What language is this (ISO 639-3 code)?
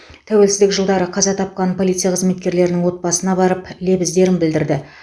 kaz